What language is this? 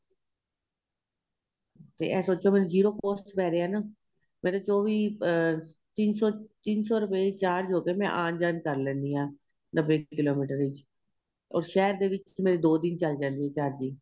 Punjabi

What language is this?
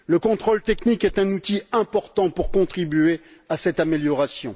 French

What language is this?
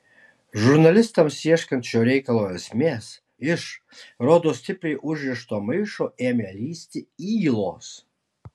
Lithuanian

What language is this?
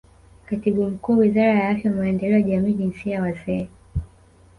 Swahili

